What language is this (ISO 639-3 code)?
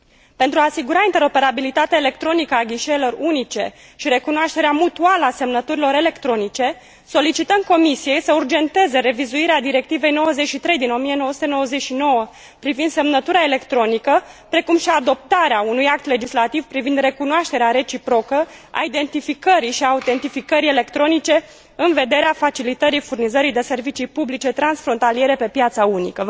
ron